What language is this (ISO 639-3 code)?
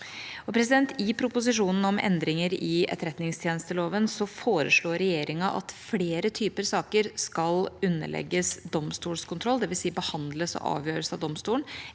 nor